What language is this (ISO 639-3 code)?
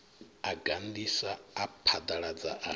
ven